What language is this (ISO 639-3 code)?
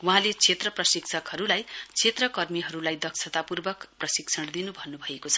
nep